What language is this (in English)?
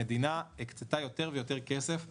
Hebrew